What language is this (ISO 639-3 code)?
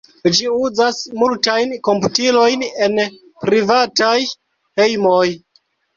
epo